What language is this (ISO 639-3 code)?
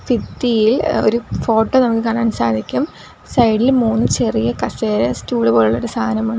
mal